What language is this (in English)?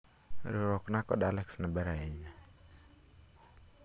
Luo (Kenya and Tanzania)